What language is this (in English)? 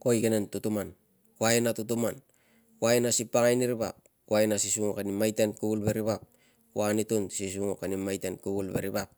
Tungag